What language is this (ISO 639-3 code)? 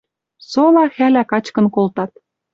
mrj